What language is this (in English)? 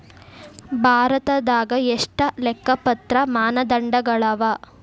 Kannada